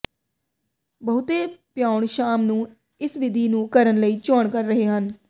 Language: Punjabi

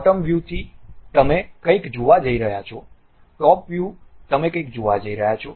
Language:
Gujarati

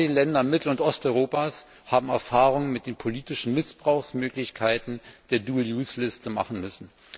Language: German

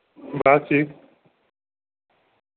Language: Dogri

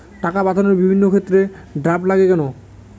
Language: Bangla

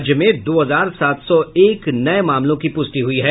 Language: Hindi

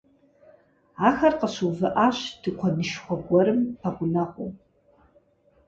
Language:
Kabardian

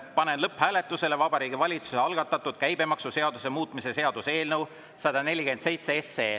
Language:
Estonian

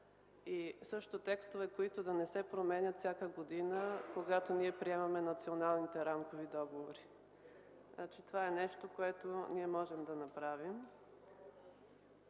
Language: Bulgarian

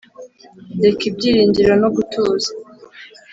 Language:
Kinyarwanda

